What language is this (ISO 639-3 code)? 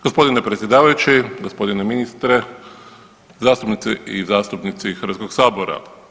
hrv